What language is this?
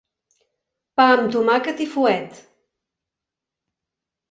Catalan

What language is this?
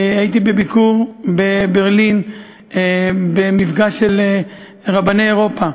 Hebrew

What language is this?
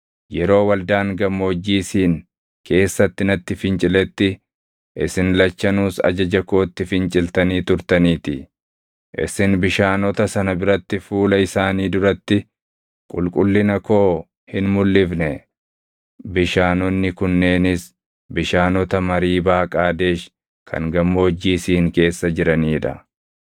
Oromo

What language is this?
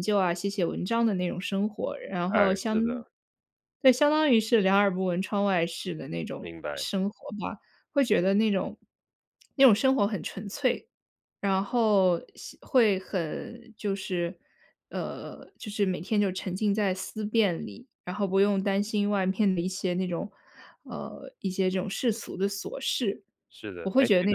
Chinese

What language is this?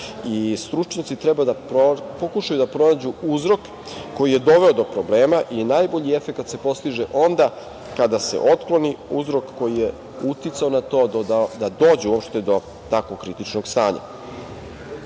Serbian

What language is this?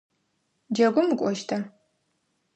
Adyghe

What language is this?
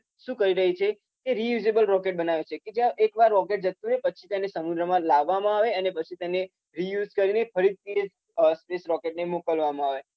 Gujarati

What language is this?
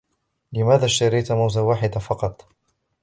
Arabic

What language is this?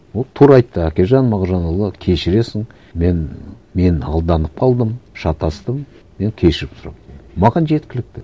Kazakh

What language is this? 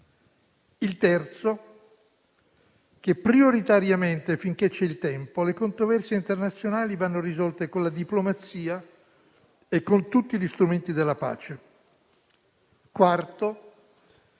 Italian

